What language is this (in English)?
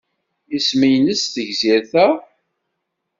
Kabyle